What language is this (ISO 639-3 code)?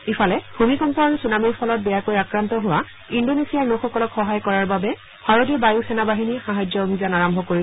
asm